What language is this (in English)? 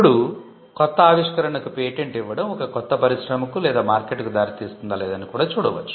Telugu